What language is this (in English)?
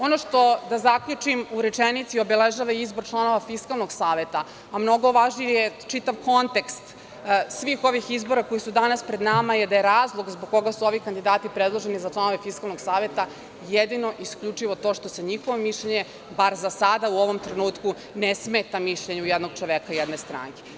Serbian